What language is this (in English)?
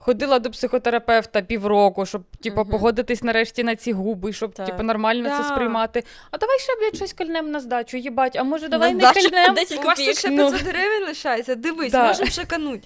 Ukrainian